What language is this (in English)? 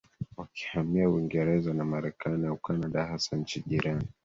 Swahili